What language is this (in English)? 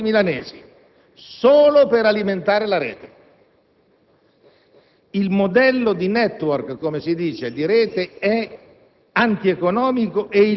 Italian